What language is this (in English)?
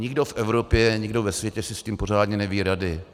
Czech